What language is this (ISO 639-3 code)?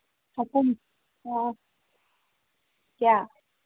mni